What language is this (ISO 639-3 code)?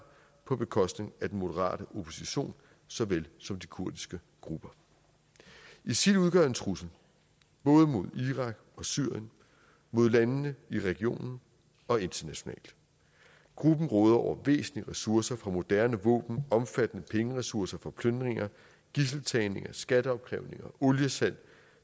dan